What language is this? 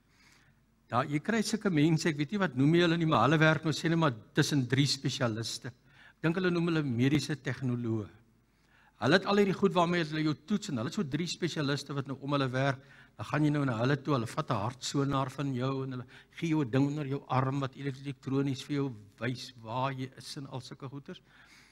Dutch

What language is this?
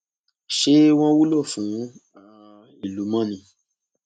Yoruba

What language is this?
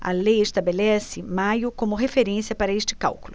Portuguese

